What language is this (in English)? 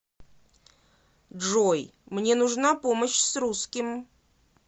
Russian